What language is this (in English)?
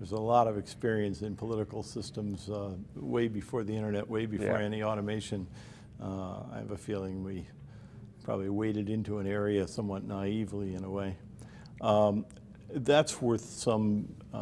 English